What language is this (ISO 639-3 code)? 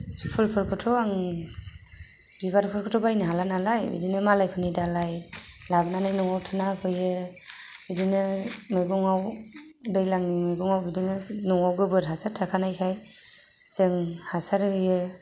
brx